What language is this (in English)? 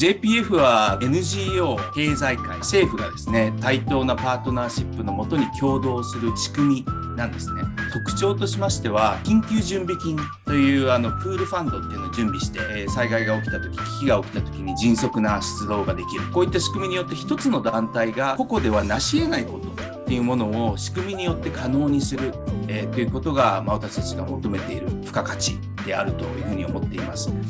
Japanese